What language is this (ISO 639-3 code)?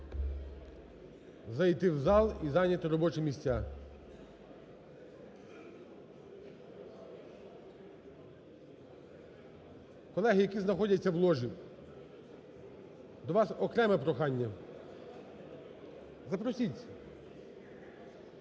ukr